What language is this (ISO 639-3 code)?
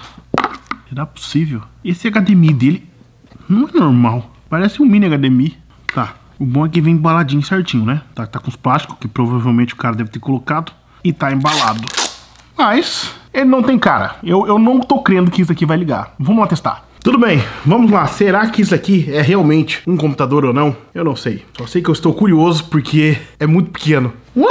por